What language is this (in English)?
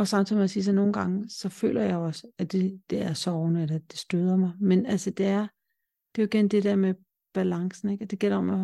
Danish